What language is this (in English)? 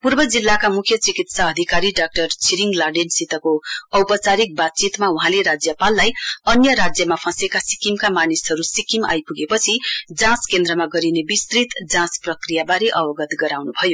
Nepali